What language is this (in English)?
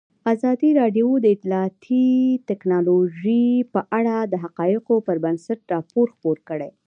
Pashto